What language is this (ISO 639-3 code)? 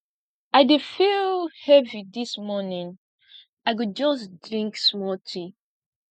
pcm